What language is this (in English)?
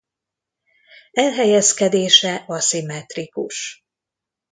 Hungarian